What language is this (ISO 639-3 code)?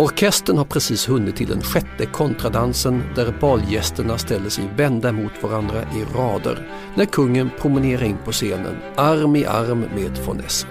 swe